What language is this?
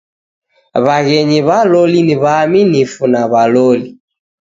Taita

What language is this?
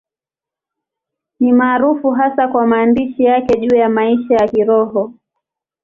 Swahili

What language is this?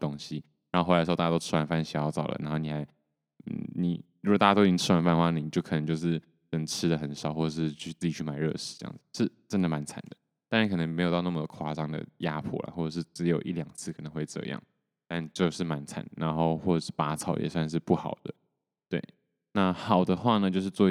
Chinese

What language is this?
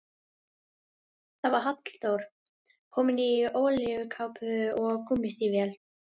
Icelandic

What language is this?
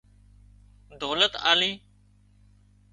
Wadiyara Koli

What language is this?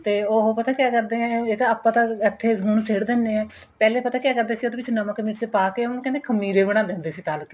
Punjabi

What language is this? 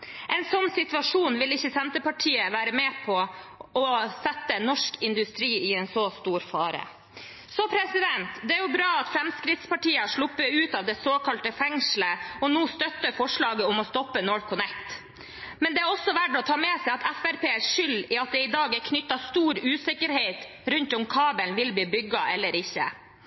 Norwegian Bokmål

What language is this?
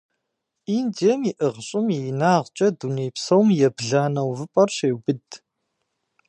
Kabardian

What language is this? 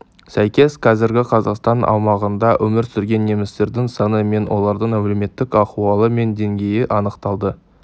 Kazakh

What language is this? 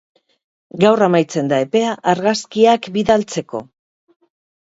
Basque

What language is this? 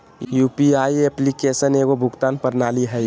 Magahi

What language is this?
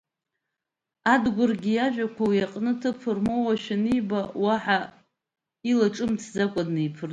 Abkhazian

